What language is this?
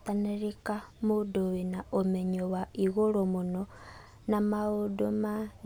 Kikuyu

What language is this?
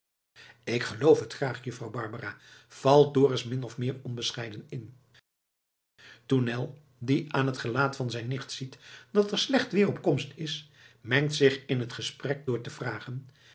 Dutch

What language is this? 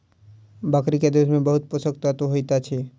Maithili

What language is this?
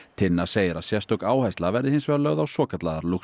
Icelandic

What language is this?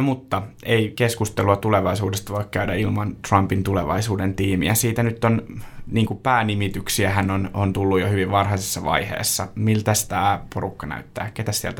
Finnish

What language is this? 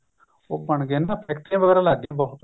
Punjabi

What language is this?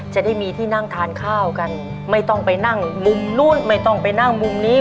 Thai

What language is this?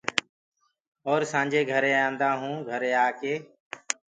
Gurgula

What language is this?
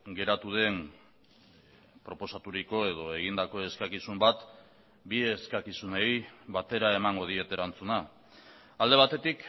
Basque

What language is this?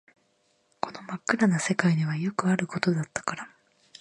Japanese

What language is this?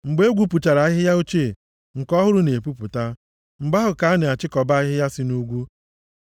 Igbo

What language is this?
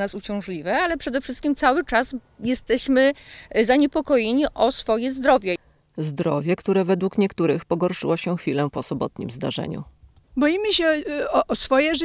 Polish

